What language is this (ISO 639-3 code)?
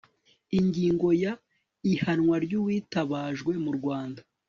kin